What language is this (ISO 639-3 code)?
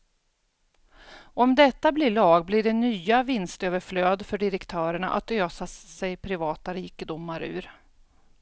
swe